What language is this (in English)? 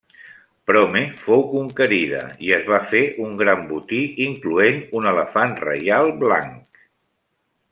Catalan